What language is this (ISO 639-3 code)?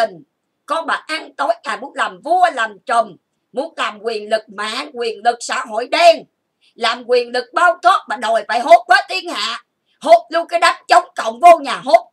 vie